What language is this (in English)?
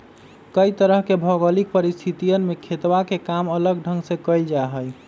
Magahi